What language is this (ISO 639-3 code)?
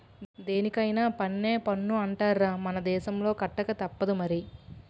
tel